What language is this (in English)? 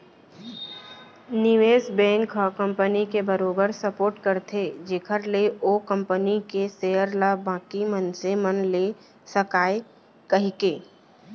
Chhattisgarhi